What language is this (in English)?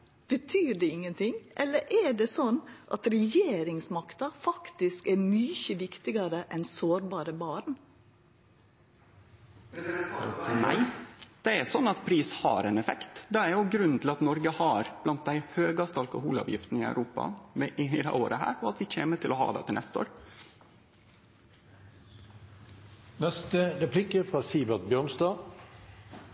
Norwegian Nynorsk